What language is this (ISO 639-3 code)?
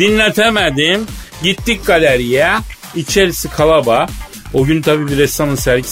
tur